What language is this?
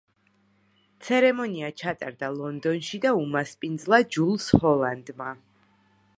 Georgian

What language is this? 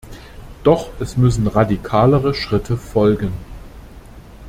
German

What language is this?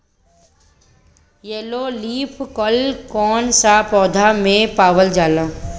Bhojpuri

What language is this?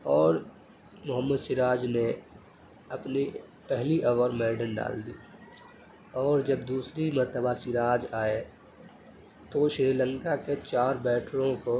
Urdu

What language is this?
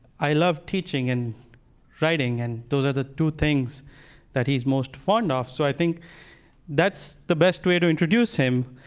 English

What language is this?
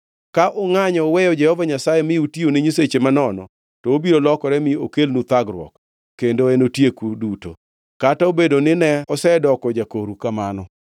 Luo (Kenya and Tanzania)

